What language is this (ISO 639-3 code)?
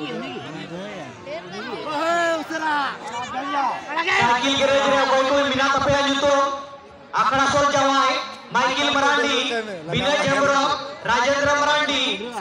hin